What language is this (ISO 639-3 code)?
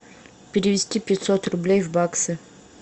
rus